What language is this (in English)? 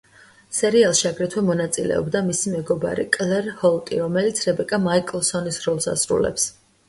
Georgian